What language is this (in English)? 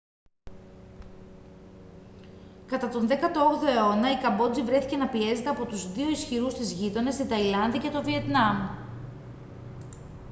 Greek